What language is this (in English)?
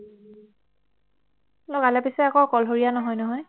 Assamese